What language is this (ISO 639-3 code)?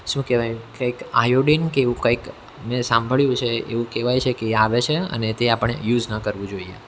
guj